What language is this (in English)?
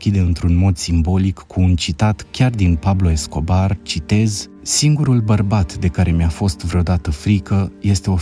Romanian